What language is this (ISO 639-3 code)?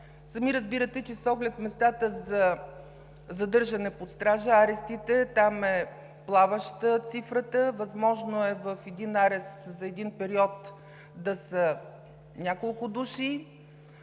bul